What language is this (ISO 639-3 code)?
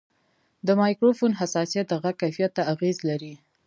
pus